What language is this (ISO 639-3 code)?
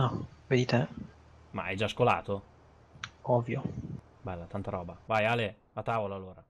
ita